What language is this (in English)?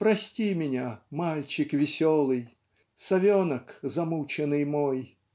Russian